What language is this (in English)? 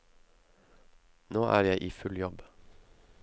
Norwegian